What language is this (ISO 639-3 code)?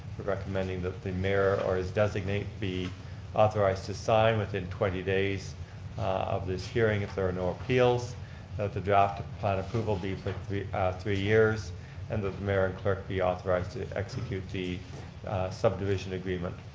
eng